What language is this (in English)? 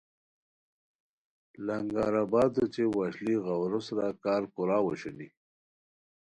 Khowar